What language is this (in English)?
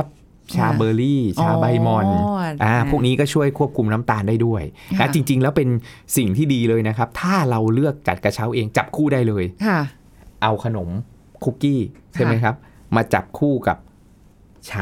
Thai